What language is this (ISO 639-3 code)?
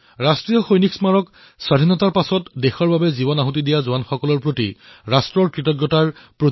asm